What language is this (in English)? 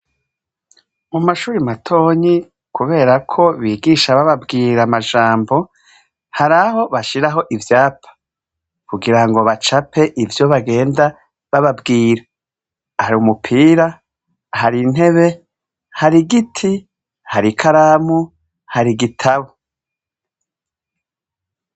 Rundi